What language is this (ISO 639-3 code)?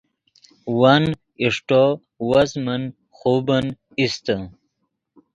ydg